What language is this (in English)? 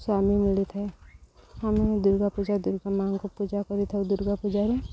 Odia